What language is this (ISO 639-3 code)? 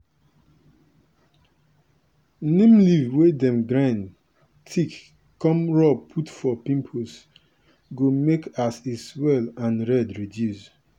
pcm